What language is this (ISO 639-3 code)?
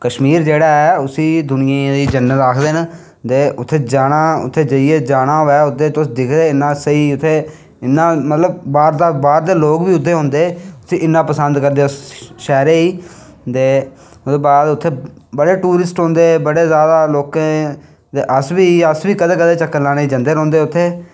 doi